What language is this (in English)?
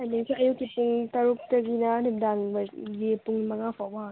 Manipuri